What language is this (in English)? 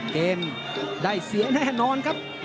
Thai